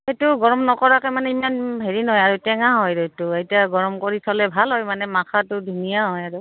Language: Assamese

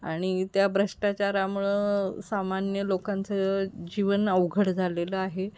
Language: Marathi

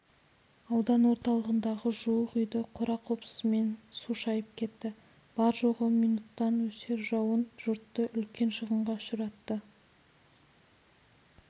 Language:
Kazakh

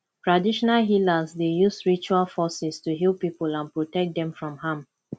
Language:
Nigerian Pidgin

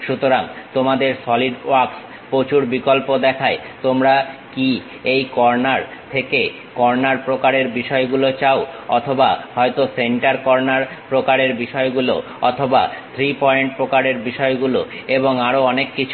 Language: Bangla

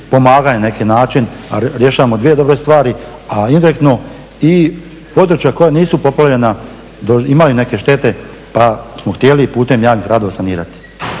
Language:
Croatian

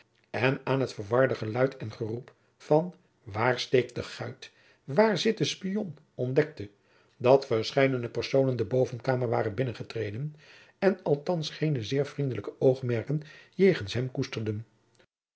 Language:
Dutch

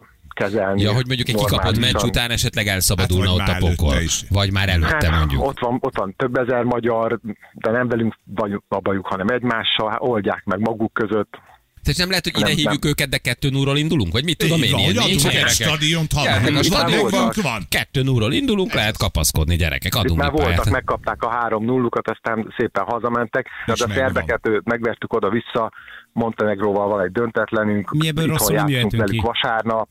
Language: Hungarian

